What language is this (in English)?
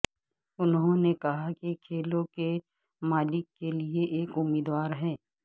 Urdu